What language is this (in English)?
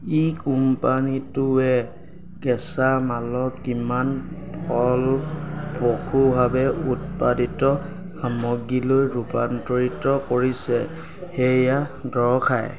Assamese